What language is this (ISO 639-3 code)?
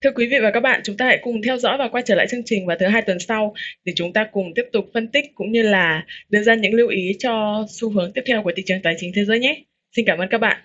vie